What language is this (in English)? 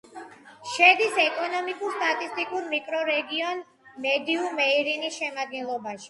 Georgian